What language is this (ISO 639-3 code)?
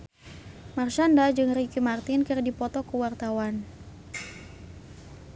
sun